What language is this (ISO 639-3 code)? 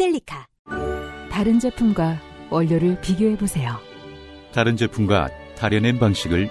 kor